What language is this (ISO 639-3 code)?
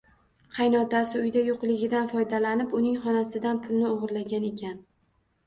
uzb